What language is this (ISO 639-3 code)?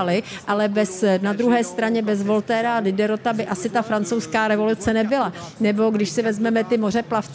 ces